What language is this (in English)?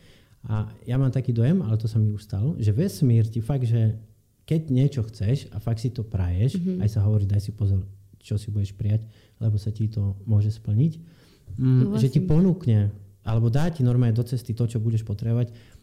Slovak